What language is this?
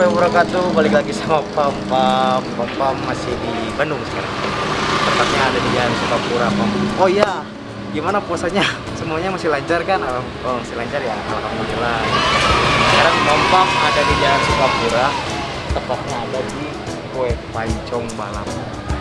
Indonesian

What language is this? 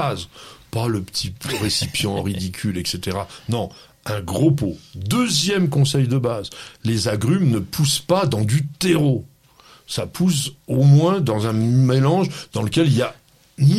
French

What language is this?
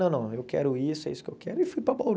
Portuguese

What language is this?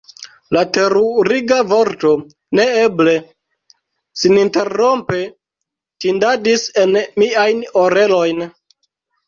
Esperanto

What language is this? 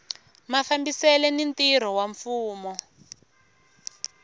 Tsonga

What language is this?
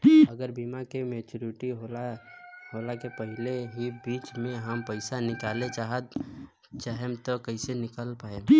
Bhojpuri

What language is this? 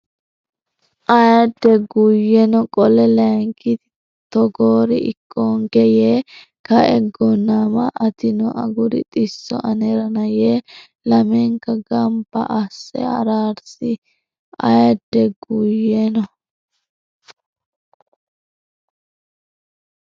Sidamo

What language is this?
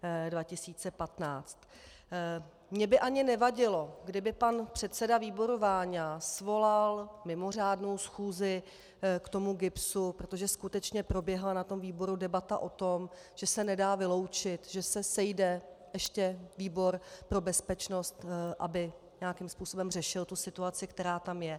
Czech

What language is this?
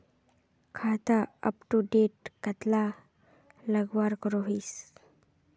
Magahi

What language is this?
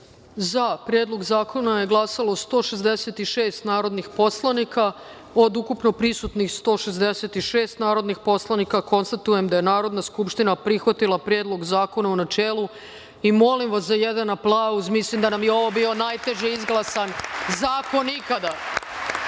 Serbian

